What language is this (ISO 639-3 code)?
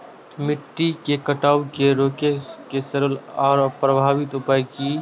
mai